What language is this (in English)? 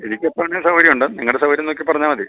Malayalam